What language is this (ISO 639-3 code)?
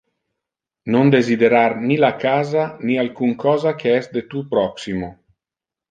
ina